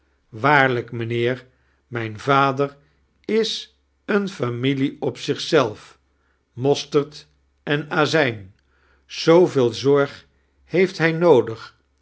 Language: Dutch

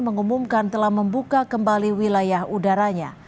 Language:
Indonesian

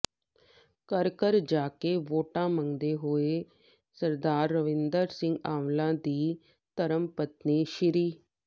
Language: Punjabi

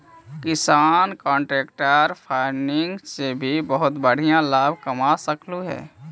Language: Magahi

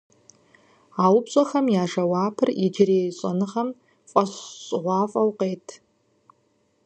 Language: Kabardian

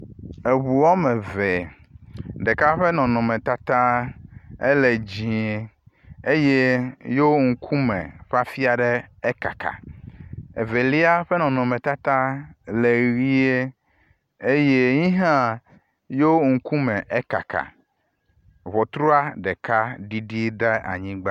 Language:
Ewe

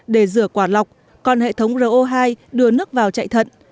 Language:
Vietnamese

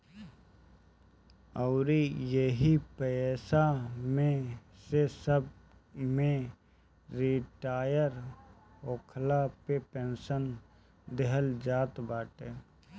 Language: Bhojpuri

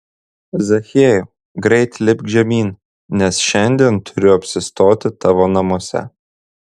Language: Lithuanian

